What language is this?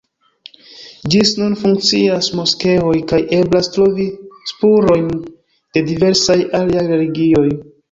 Esperanto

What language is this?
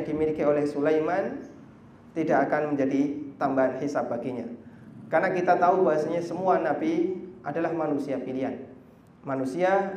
Indonesian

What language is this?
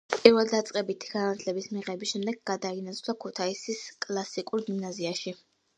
Georgian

